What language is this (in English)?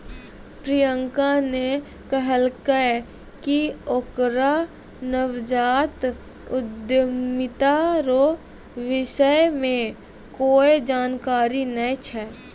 Maithili